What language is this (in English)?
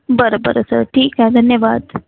Marathi